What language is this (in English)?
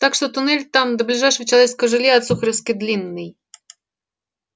Russian